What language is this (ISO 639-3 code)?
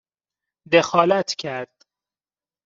fas